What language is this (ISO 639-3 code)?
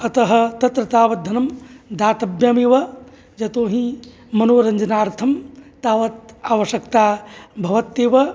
san